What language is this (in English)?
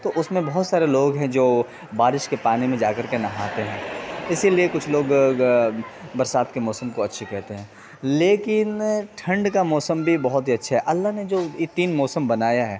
Urdu